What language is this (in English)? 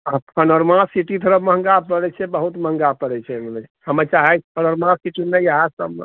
Maithili